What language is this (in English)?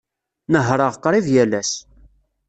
Kabyle